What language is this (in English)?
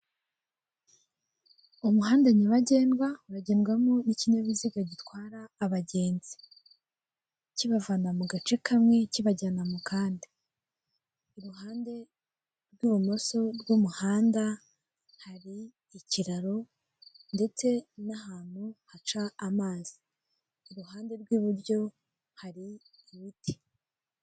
Kinyarwanda